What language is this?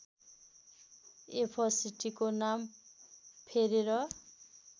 Nepali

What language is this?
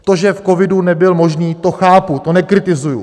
Czech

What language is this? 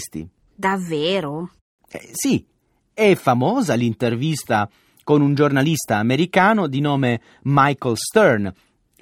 Italian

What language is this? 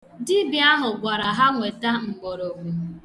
Igbo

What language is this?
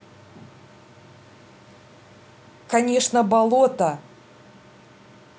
Russian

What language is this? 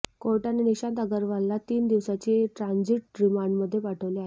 Marathi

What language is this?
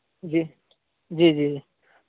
Urdu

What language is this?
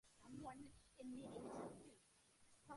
Spanish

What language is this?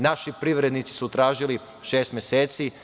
Serbian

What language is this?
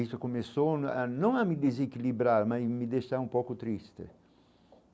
Portuguese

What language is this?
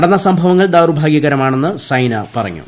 Malayalam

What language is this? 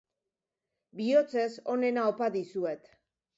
Basque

